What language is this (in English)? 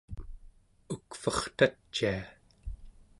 Central Yupik